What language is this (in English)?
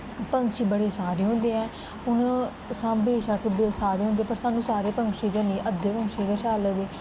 Dogri